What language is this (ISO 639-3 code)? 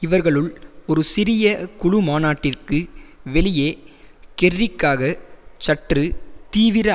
tam